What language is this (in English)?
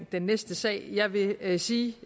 Danish